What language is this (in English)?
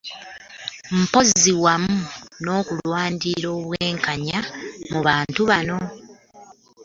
Ganda